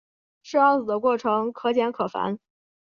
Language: Chinese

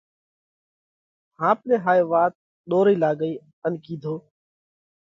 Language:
Parkari Koli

